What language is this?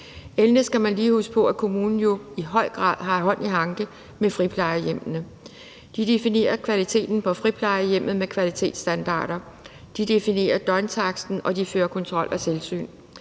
Danish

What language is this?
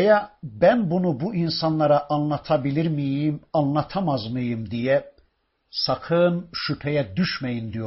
Turkish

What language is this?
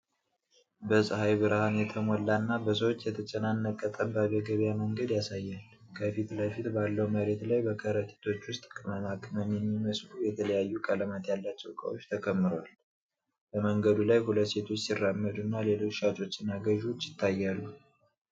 Amharic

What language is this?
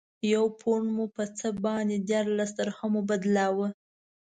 Pashto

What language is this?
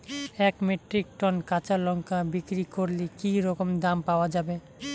Bangla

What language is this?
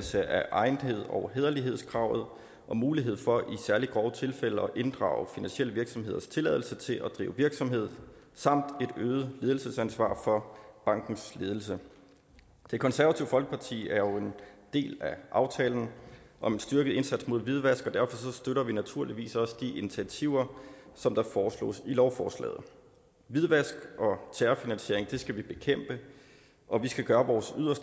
Danish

